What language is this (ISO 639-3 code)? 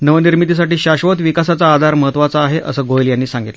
mar